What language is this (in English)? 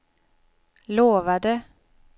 Swedish